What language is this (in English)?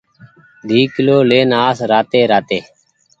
Goaria